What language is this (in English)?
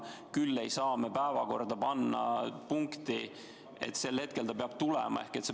Estonian